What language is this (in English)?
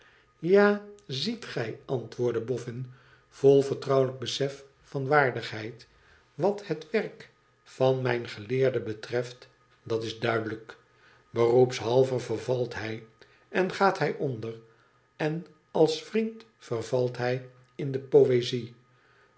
Dutch